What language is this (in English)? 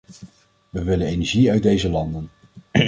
Dutch